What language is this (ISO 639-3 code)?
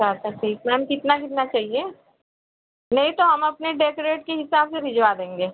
hin